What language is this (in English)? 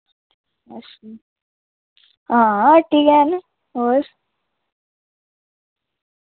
Dogri